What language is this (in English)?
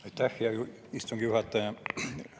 Estonian